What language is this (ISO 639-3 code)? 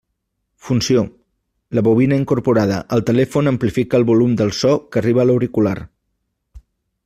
cat